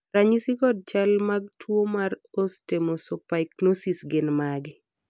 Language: Luo (Kenya and Tanzania)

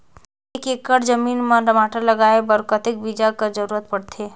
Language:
Chhattisgarhi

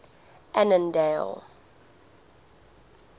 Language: English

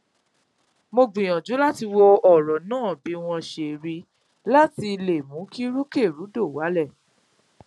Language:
Yoruba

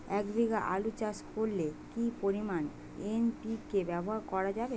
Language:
Bangla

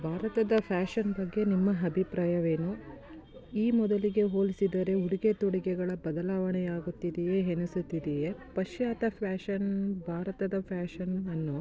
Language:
Kannada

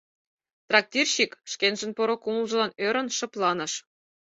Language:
Mari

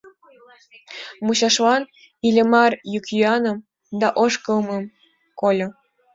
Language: Mari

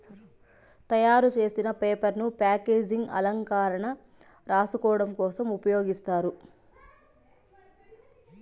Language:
Telugu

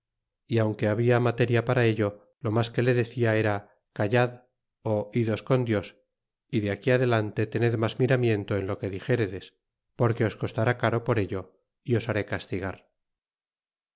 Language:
Spanish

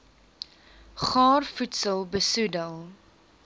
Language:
Afrikaans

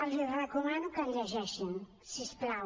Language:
Catalan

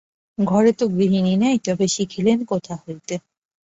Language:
Bangla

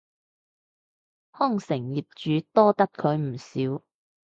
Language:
Cantonese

